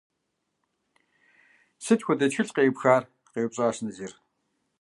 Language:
Kabardian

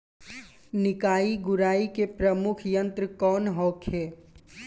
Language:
Bhojpuri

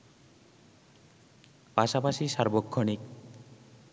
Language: Bangla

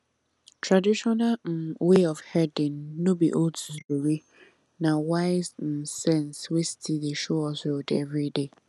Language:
Nigerian Pidgin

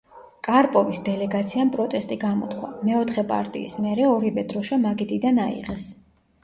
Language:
Georgian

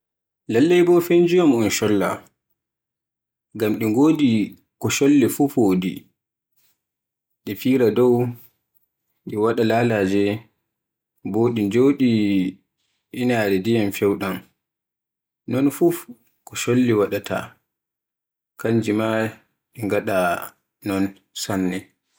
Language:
Borgu Fulfulde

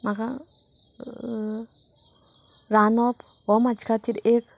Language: Konkani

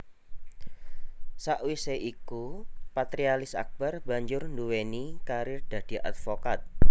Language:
Javanese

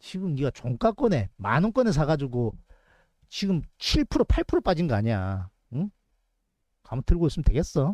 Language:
Korean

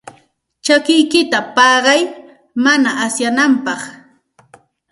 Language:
Santa Ana de Tusi Pasco Quechua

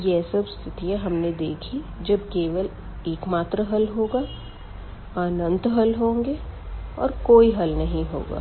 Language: Hindi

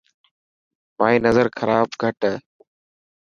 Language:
Dhatki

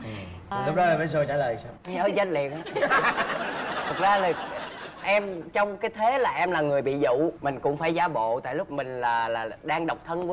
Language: Vietnamese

